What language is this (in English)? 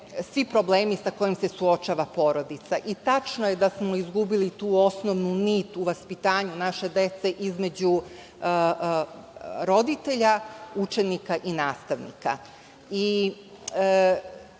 Serbian